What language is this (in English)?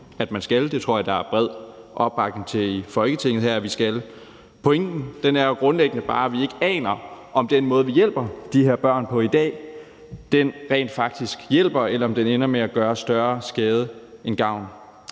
Danish